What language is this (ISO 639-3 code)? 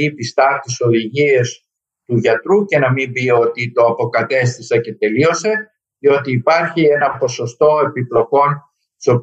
ell